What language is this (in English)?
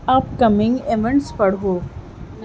Urdu